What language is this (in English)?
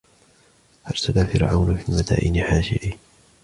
Arabic